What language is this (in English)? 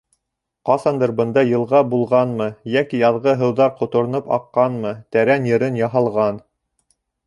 Bashkir